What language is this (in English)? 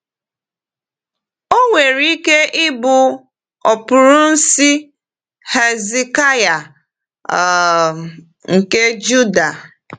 Igbo